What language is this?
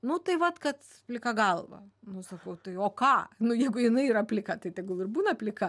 Lithuanian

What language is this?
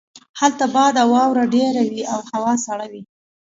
Pashto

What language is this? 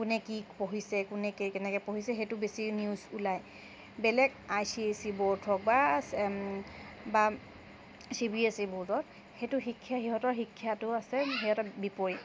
Assamese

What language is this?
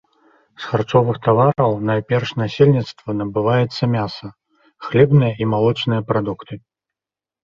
Belarusian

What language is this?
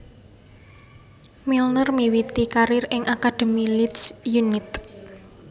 Javanese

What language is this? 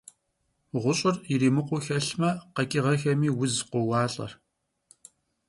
Kabardian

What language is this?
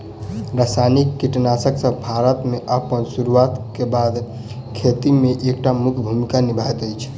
Maithili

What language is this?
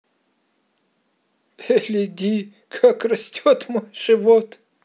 Russian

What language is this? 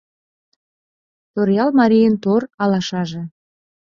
Mari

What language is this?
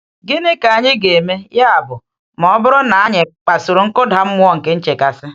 Igbo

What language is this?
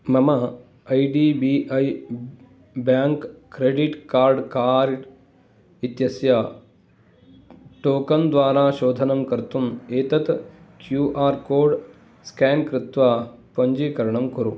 Sanskrit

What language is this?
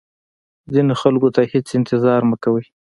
Pashto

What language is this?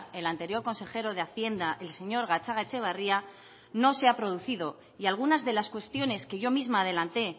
Spanish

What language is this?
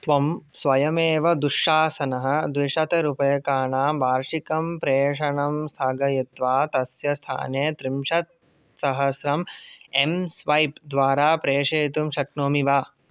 Sanskrit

